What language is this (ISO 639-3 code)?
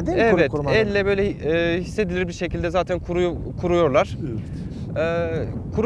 tur